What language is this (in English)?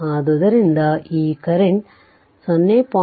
Kannada